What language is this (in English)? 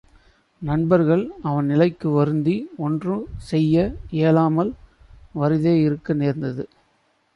Tamil